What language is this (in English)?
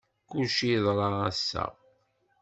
Kabyle